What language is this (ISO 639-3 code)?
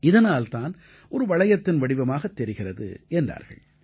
tam